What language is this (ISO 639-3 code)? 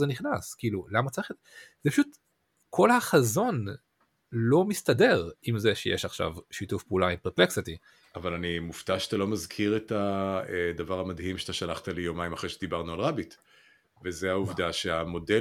heb